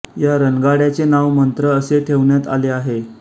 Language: Marathi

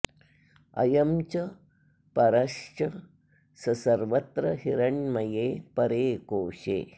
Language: Sanskrit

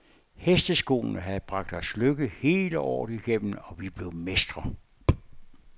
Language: Danish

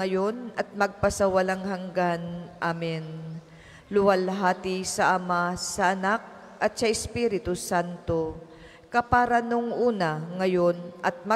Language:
Filipino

